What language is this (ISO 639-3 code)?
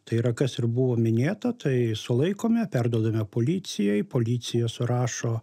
lit